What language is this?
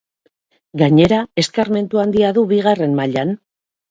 Basque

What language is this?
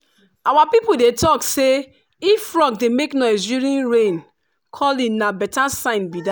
Nigerian Pidgin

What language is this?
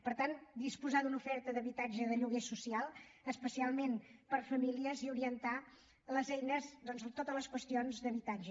Catalan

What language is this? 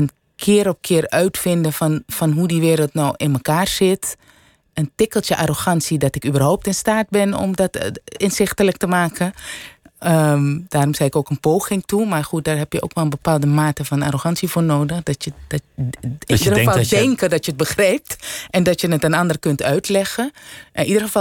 Dutch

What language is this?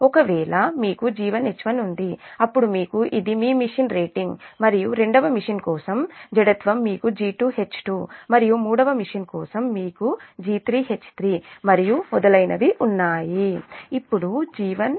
Telugu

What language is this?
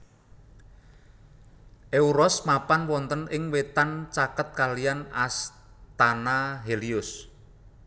Javanese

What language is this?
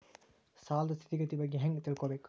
Kannada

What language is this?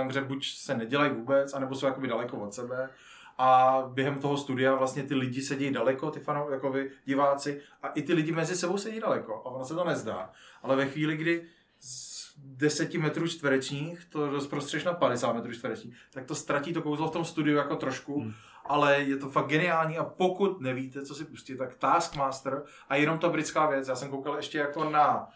Czech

